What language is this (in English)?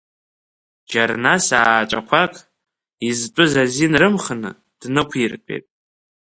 Abkhazian